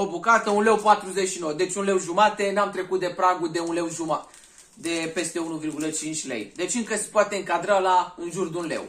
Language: Romanian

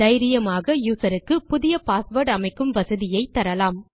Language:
Tamil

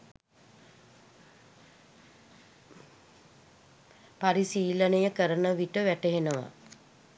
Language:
Sinhala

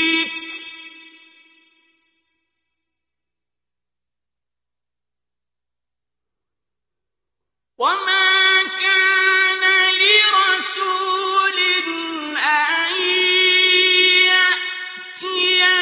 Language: Arabic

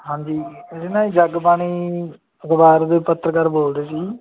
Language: Punjabi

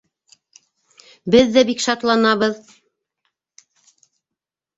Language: Bashkir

